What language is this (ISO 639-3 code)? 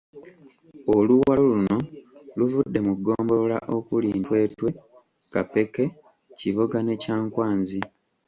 lug